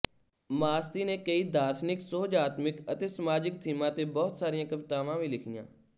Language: Punjabi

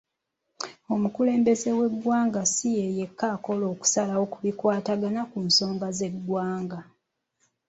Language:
Ganda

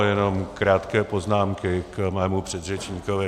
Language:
Czech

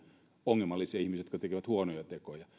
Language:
Finnish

